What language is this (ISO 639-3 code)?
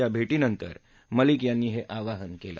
mar